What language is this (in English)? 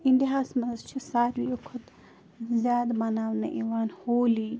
Kashmiri